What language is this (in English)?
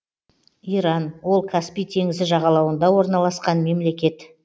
Kazakh